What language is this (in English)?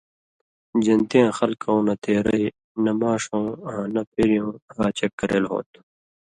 Indus Kohistani